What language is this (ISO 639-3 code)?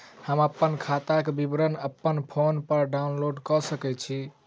mai